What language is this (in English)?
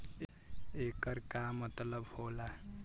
Bhojpuri